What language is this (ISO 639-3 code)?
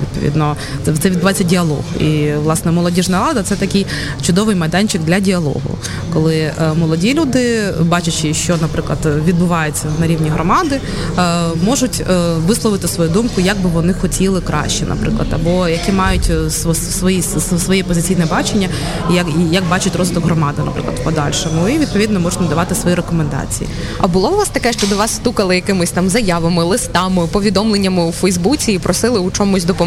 ukr